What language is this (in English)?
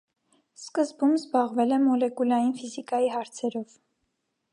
Armenian